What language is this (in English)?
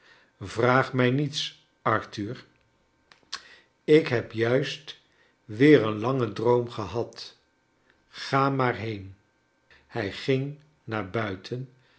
Dutch